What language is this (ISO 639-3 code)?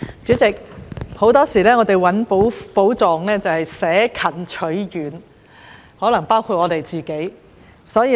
yue